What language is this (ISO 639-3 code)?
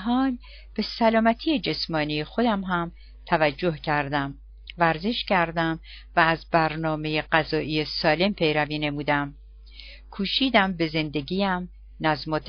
fas